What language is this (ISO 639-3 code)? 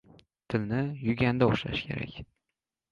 uzb